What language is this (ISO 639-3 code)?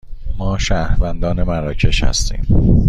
fas